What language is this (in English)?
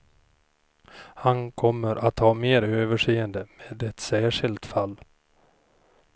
Swedish